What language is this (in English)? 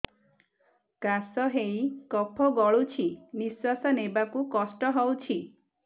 Odia